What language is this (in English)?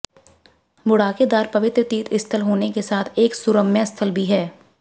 Hindi